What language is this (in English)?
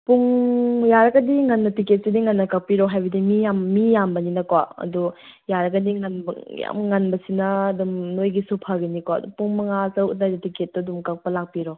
Manipuri